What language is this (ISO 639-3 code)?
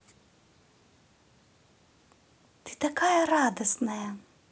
rus